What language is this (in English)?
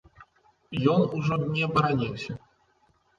Belarusian